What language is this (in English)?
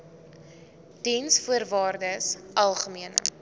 Afrikaans